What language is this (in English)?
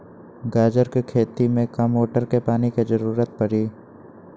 Magahi